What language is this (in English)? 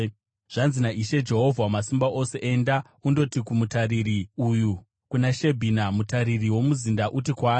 Shona